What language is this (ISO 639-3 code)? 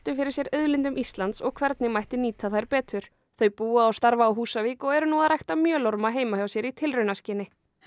isl